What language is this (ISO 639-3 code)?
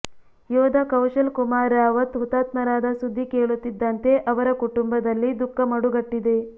kan